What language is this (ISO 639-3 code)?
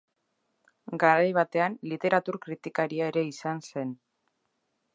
eus